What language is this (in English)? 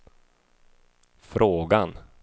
Swedish